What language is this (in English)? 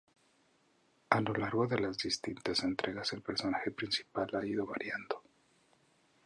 Spanish